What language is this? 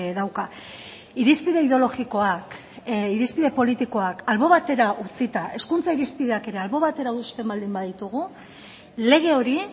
Basque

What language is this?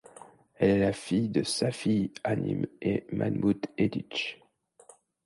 French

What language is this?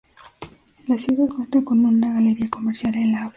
Spanish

